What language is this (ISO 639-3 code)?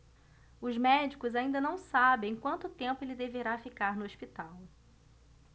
por